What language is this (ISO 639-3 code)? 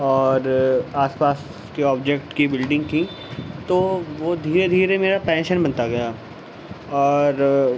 urd